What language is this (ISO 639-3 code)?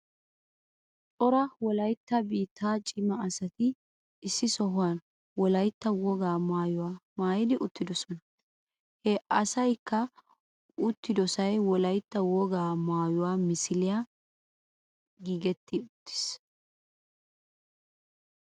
wal